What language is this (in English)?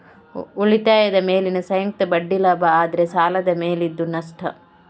Kannada